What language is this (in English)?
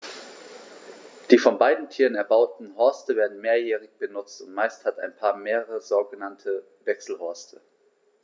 German